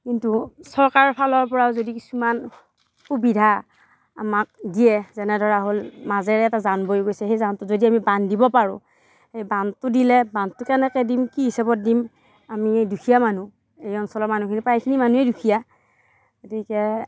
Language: Assamese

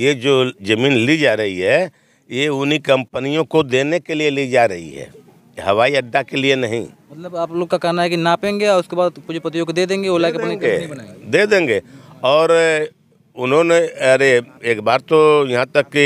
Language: Hindi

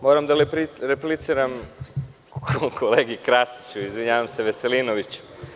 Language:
Serbian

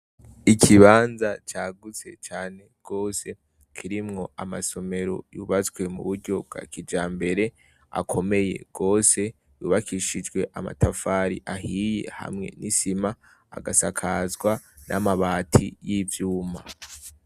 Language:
Rundi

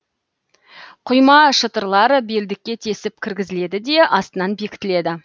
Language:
Kazakh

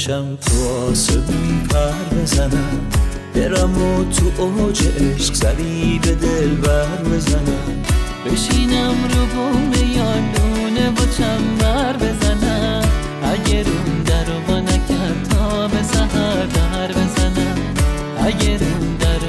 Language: Persian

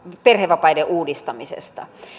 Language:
Finnish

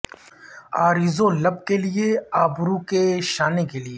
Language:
Urdu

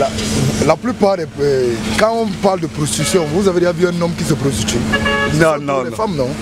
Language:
French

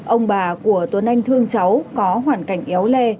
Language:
Vietnamese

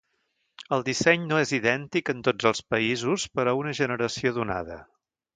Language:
Catalan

